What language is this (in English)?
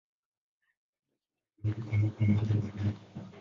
Swahili